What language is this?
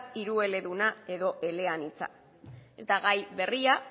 Basque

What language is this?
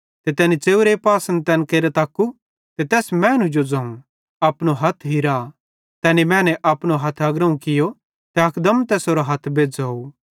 Bhadrawahi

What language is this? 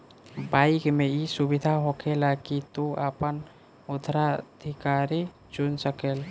Bhojpuri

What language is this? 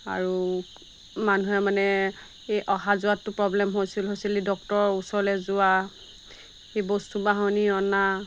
Assamese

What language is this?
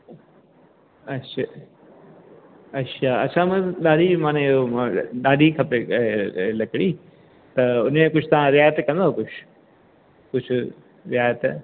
Sindhi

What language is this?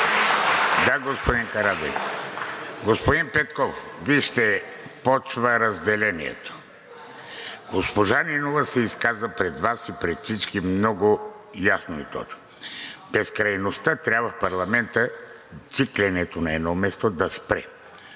Bulgarian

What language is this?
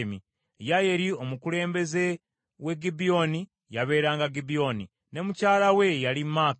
Ganda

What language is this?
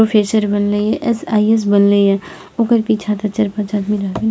Maithili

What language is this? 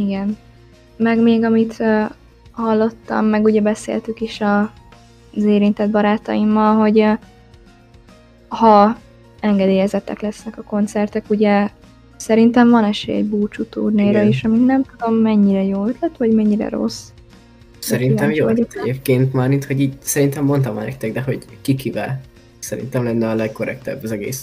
Hungarian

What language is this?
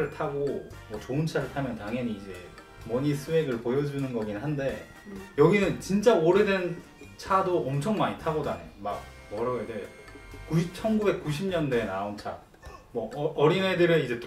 Korean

